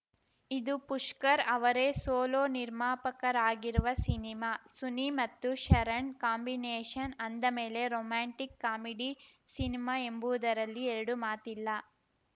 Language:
Kannada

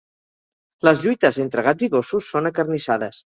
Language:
Catalan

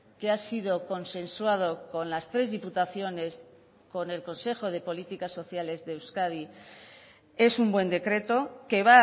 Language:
Spanish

